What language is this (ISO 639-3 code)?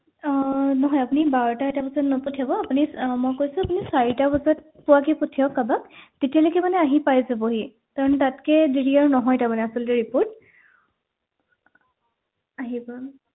asm